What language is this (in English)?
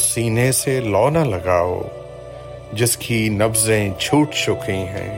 Urdu